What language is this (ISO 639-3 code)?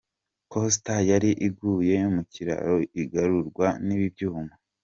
kin